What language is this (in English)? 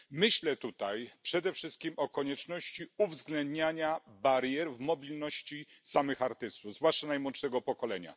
Polish